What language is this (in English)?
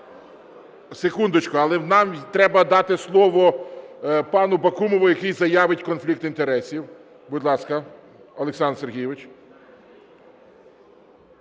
Ukrainian